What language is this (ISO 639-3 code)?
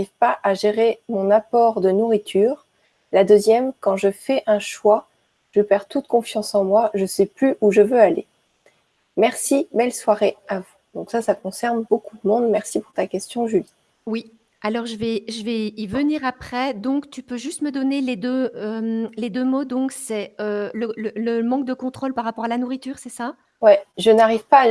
fra